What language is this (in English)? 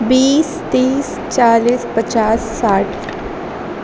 Urdu